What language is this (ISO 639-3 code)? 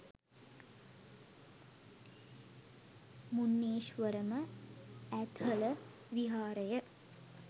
sin